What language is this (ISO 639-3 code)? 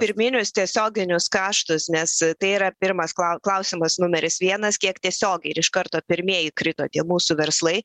lit